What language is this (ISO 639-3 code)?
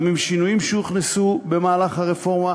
heb